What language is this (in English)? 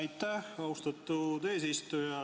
Estonian